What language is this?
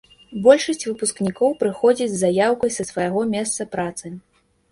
Belarusian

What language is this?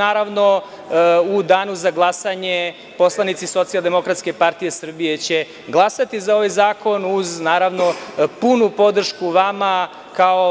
Serbian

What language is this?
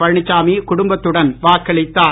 Tamil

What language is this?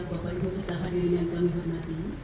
Indonesian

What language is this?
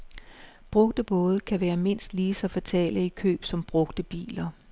Danish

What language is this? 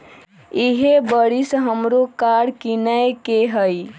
Magahi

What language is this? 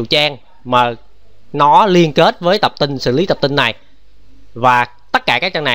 Vietnamese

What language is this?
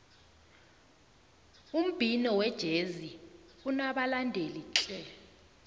South Ndebele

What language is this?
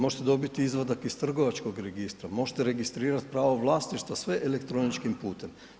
Croatian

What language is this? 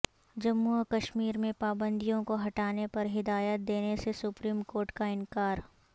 Urdu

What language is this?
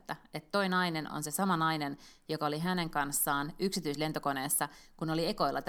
Finnish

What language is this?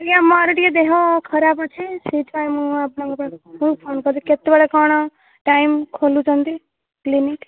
Odia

